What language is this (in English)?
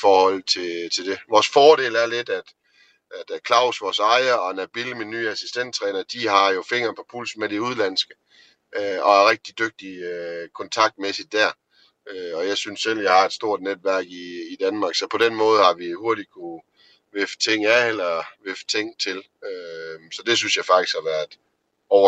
Danish